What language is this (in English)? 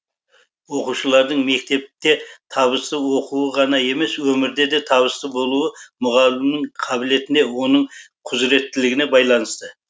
Kazakh